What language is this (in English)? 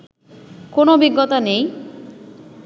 Bangla